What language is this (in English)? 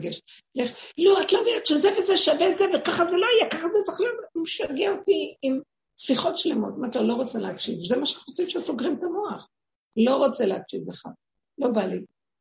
Hebrew